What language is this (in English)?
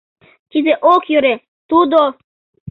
Mari